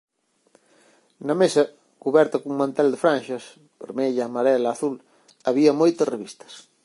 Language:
Galician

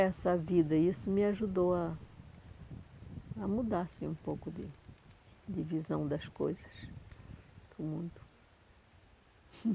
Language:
Portuguese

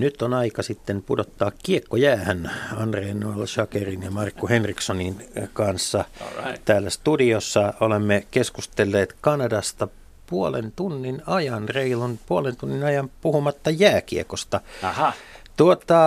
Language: Finnish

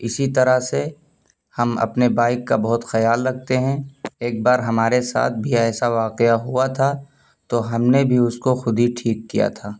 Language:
Urdu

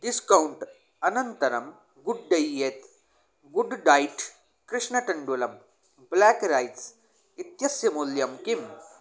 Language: Sanskrit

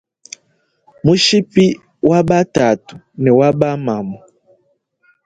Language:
Luba-Lulua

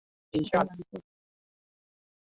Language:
Swahili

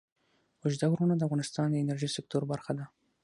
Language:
Pashto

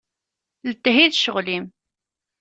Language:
Kabyle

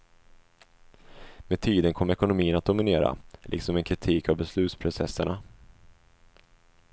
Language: Swedish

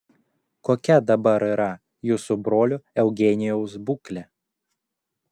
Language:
Lithuanian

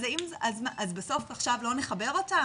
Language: Hebrew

